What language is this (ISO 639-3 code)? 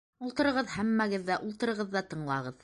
bak